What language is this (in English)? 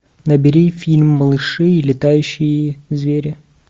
Russian